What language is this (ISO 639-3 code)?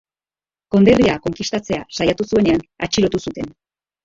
eus